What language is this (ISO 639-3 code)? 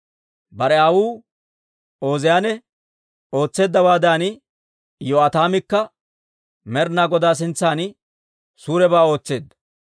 dwr